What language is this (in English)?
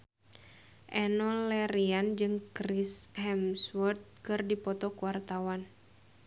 Sundanese